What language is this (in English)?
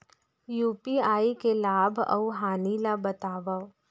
Chhattisgarhi